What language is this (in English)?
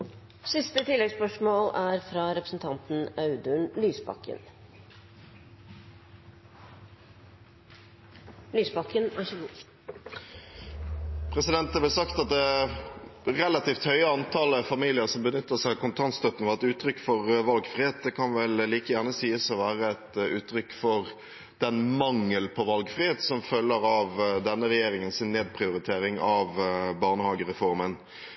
Norwegian